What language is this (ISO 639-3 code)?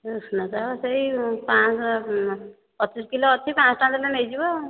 ori